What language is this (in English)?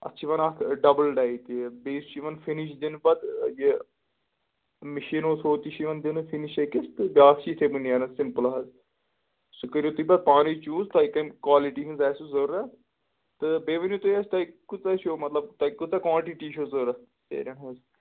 Kashmiri